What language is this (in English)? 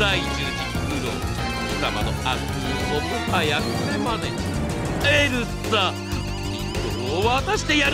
Japanese